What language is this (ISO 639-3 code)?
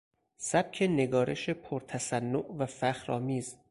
fas